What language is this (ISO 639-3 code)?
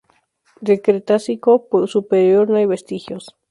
spa